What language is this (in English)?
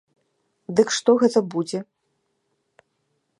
Belarusian